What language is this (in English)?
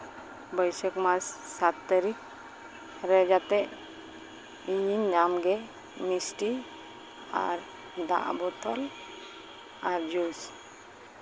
Santali